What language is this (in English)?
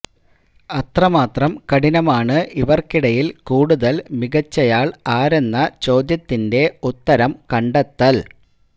Malayalam